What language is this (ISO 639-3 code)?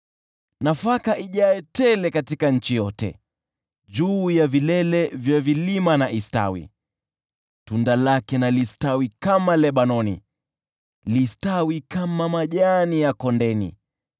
swa